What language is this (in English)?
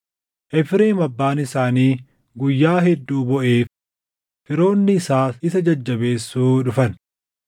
Oromo